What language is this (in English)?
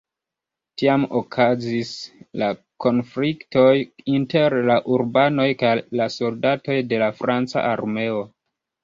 Esperanto